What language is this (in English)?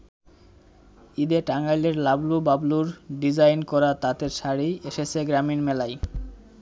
Bangla